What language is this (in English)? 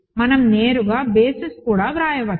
Telugu